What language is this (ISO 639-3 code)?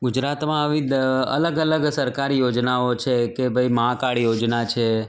guj